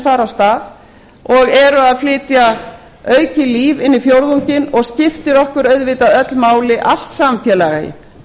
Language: Icelandic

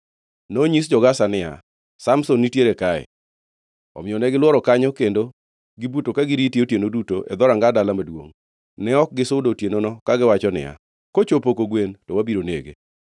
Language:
Luo (Kenya and Tanzania)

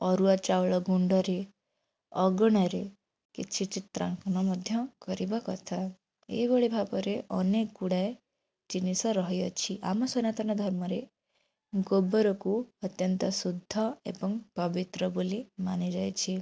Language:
Odia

